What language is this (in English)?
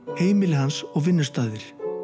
Icelandic